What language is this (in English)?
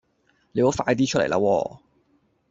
Cantonese